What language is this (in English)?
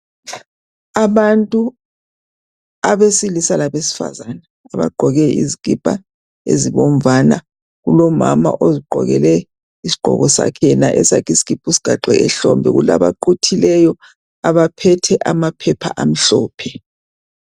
North Ndebele